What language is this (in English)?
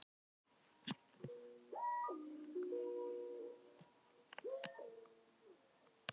Icelandic